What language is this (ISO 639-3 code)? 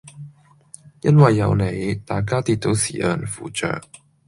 yue